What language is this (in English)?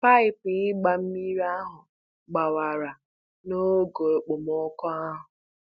Igbo